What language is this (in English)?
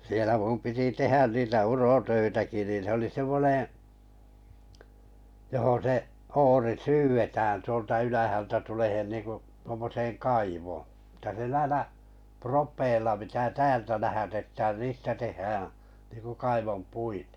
Finnish